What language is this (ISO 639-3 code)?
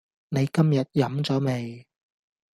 yue